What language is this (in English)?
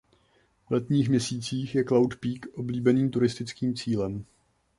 Czech